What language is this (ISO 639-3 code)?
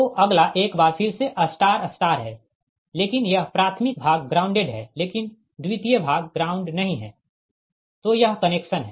hin